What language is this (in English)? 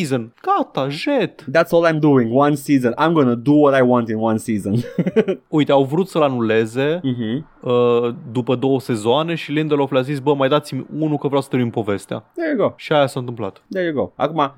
Romanian